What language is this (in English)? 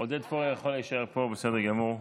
Hebrew